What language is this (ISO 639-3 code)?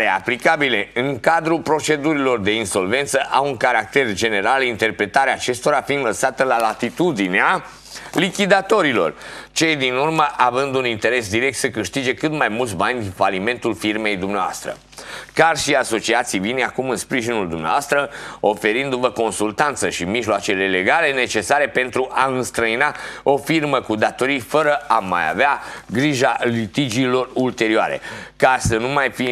ron